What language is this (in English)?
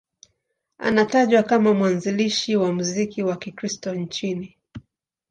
Swahili